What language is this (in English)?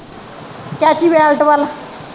Punjabi